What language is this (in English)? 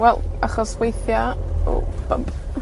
Welsh